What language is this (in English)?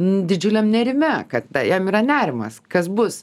Lithuanian